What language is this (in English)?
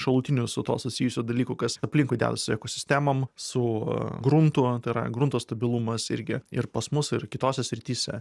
Lithuanian